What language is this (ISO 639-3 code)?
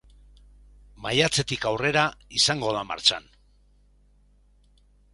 eus